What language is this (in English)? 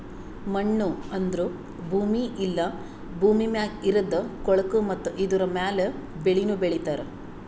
Kannada